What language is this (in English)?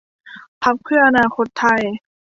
Thai